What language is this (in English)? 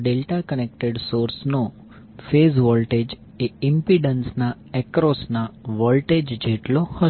Gujarati